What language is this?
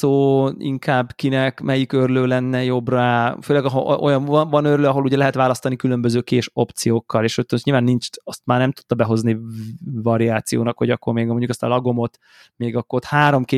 Hungarian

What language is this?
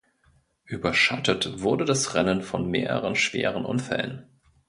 German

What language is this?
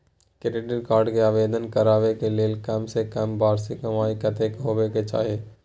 Maithili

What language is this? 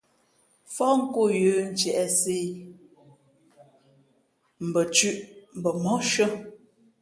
Fe'fe'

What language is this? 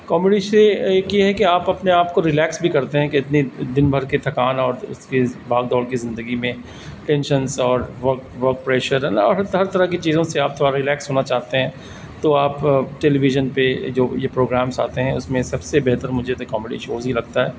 Urdu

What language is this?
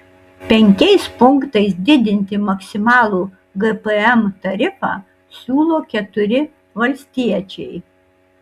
Lithuanian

